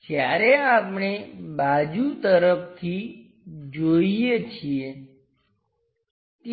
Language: Gujarati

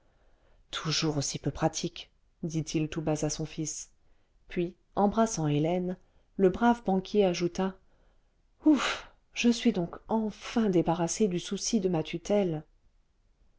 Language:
French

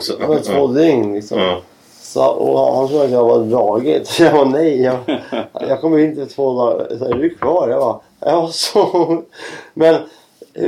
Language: Swedish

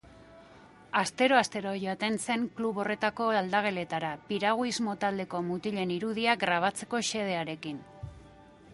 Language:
Basque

